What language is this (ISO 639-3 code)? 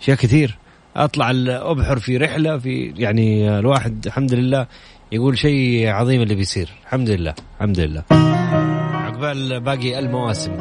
ara